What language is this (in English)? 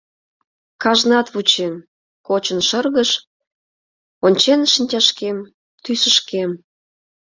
Mari